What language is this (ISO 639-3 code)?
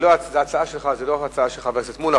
heb